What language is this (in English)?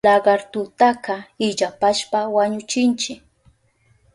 Southern Pastaza Quechua